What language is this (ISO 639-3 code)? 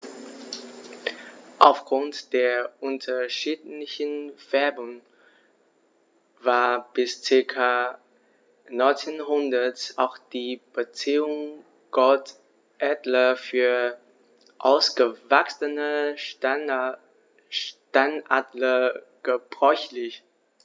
deu